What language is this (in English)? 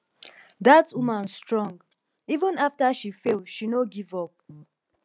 Nigerian Pidgin